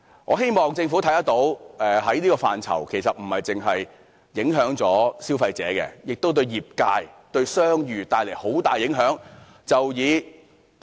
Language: Cantonese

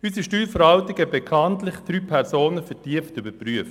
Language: Swiss German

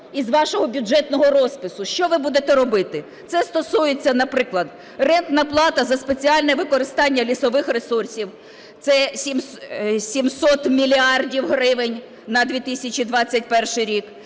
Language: Ukrainian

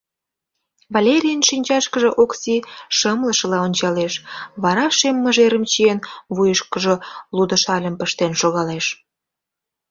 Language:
Mari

